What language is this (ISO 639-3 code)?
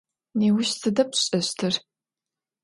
ady